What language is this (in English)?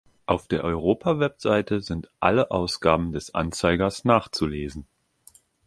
German